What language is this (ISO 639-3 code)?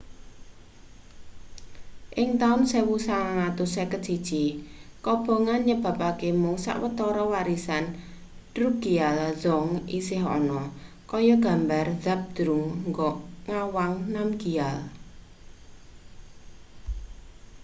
jav